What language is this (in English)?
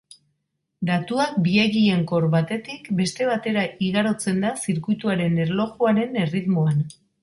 Basque